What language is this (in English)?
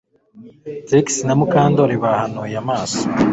Kinyarwanda